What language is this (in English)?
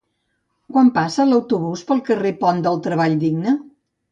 Catalan